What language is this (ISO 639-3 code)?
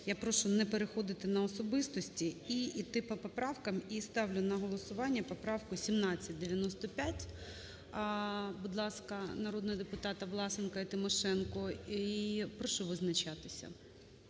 ukr